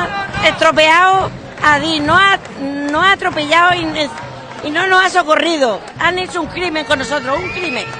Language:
Spanish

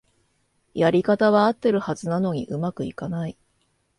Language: Japanese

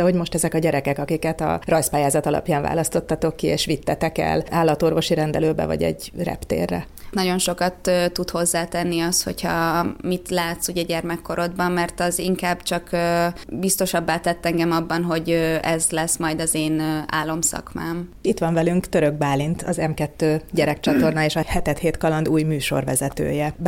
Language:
Hungarian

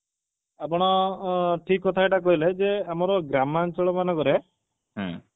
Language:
Odia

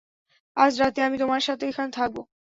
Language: Bangla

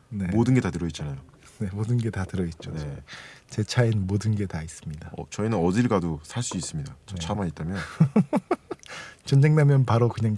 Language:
Korean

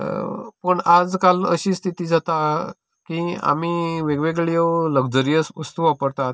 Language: Konkani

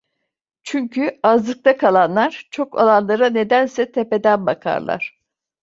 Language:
Turkish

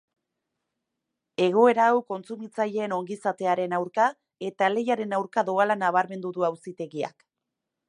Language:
Basque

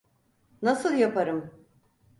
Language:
Turkish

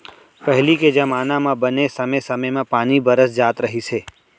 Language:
Chhattisgarhi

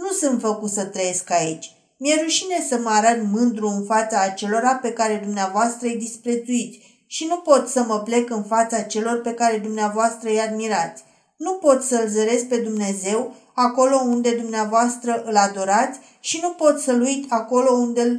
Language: Romanian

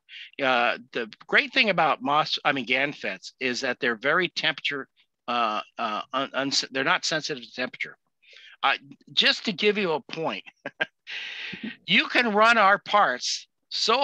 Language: English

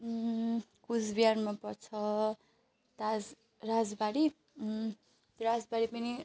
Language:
Nepali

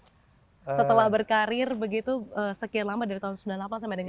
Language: Indonesian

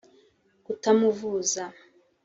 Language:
Kinyarwanda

